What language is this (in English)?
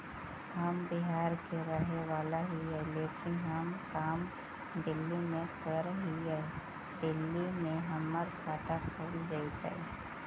Magahi